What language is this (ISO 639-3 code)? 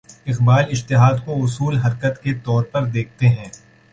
urd